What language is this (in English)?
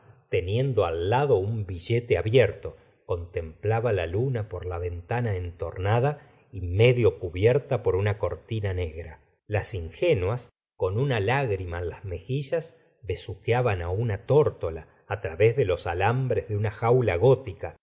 Spanish